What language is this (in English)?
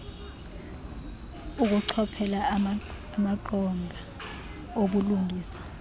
Xhosa